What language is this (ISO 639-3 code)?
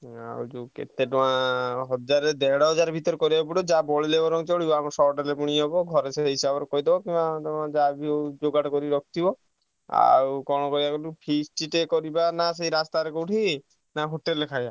ori